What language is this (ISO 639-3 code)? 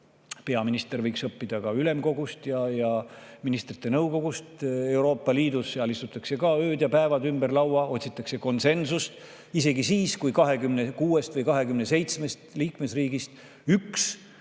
est